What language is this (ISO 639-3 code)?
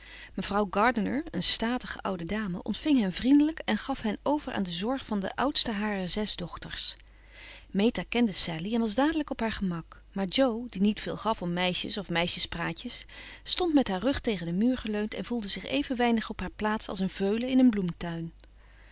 nld